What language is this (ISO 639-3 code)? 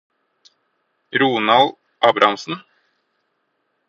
nob